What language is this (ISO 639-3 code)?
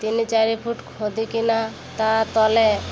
ori